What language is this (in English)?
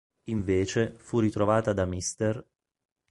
Italian